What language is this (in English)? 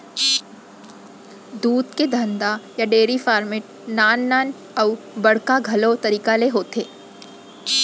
Chhattisgarhi